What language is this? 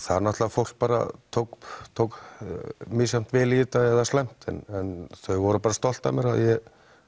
Icelandic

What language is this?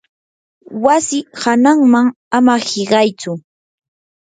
Yanahuanca Pasco Quechua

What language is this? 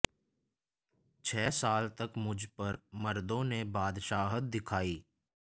Hindi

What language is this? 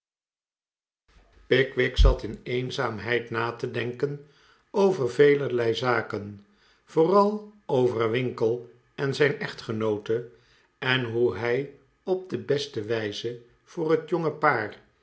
Dutch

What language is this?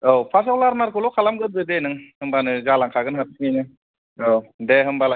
Bodo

